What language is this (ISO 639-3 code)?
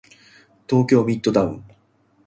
jpn